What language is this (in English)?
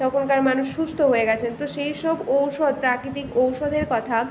Bangla